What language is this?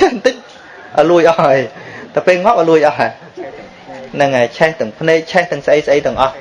Vietnamese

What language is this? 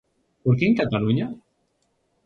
Galician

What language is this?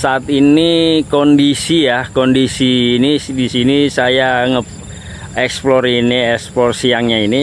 Indonesian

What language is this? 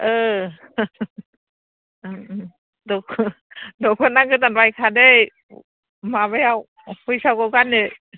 Bodo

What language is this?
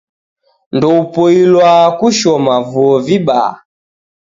Taita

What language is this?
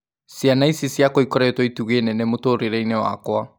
Kikuyu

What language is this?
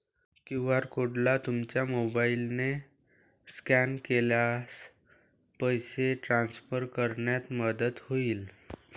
Marathi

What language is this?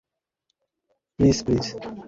Bangla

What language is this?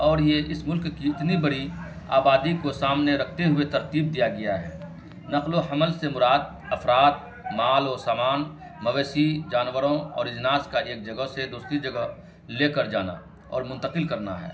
Urdu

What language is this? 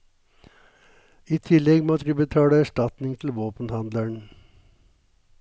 Norwegian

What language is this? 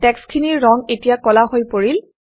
Assamese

